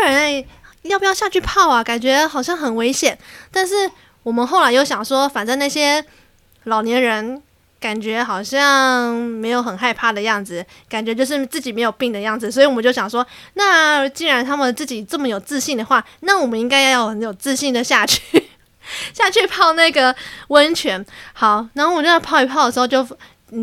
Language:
Chinese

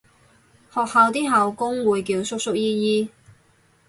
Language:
Cantonese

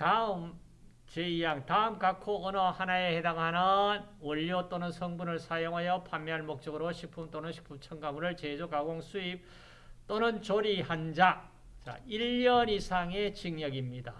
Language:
Korean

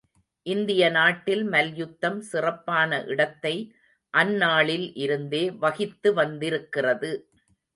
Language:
Tamil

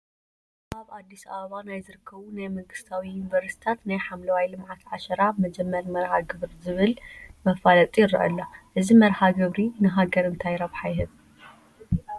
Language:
Tigrinya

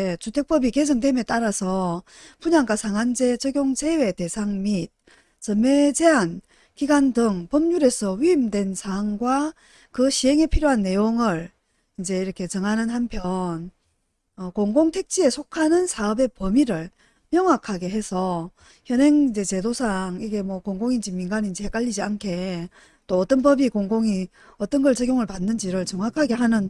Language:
Korean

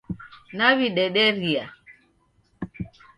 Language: Taita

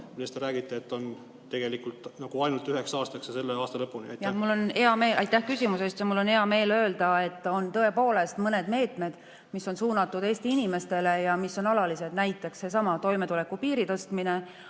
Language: Estonian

